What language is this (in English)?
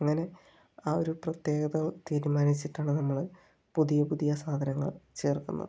Malayalam